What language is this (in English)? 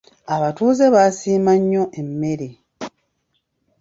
Ganda